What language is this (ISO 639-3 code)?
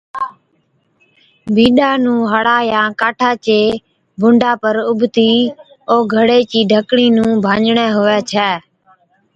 odk